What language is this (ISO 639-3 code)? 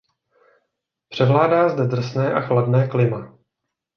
ces